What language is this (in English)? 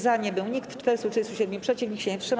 Polish